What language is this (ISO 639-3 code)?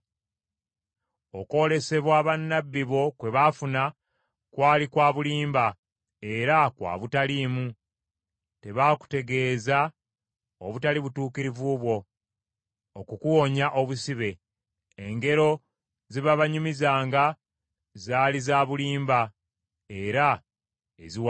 lug